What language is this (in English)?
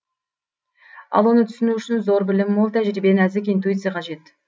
Kazakh